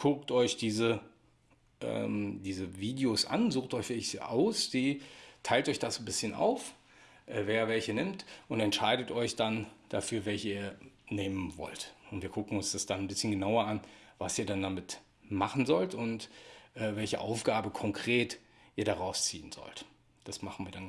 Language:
German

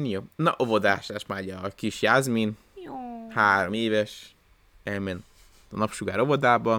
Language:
Hungarian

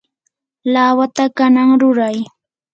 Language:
Yanahuanca Pasco Quechua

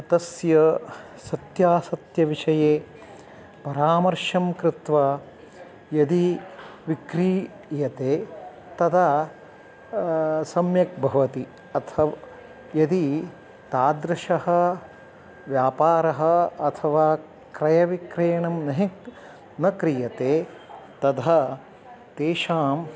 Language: Sanskrit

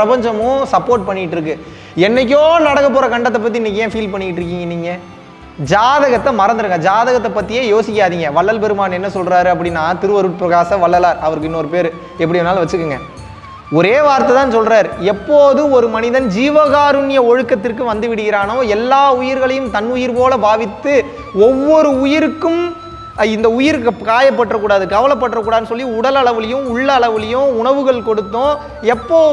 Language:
Tamil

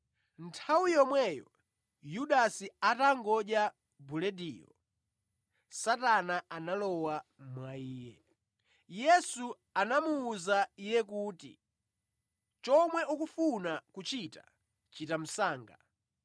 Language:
Nyanja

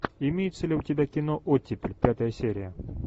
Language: Russian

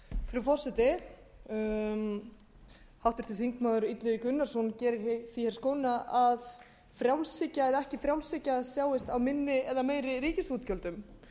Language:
Icelandic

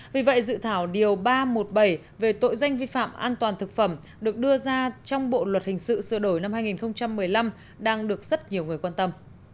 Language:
Vietnamese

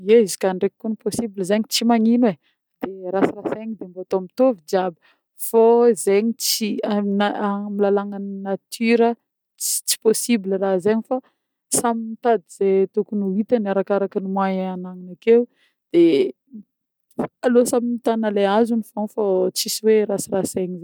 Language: Northern Betsimisaraka Malagasy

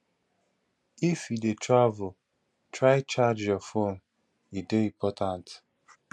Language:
Nigerian Pidgin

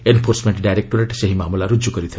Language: Odia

